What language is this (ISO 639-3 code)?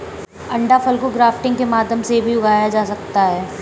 hin